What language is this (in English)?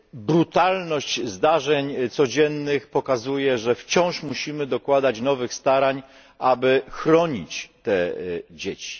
Polish